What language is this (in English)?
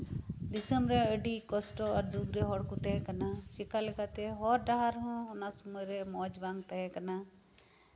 Santali